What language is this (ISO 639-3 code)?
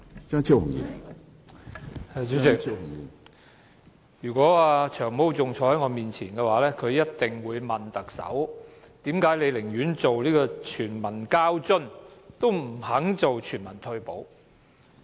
yue